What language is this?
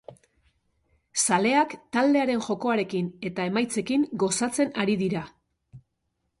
Basque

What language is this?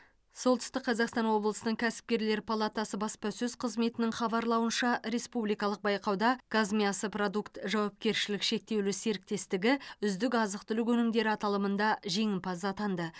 Kazakh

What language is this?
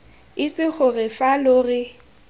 Tswana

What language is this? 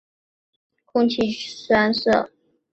Chinese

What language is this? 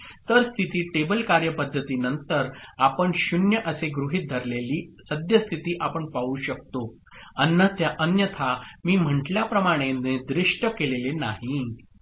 Marathi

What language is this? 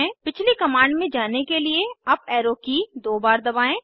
Hindi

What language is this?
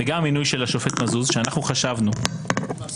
Hebrew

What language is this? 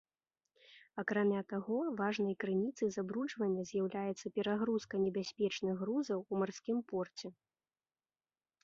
Belarusian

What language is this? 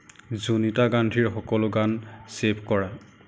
Assamese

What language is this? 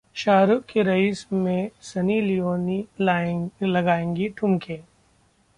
Hindi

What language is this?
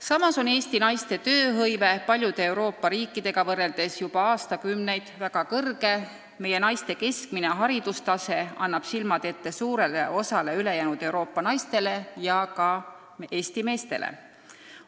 Estonian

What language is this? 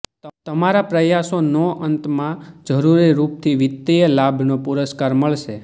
Gujarati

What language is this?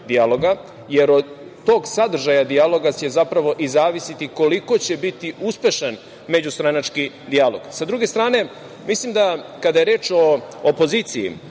Serbian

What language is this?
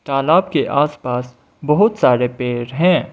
Hindi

